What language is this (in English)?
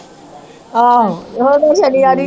Punjabi